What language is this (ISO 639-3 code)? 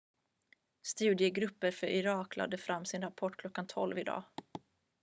swe